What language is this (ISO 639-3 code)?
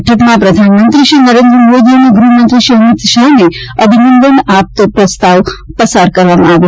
guj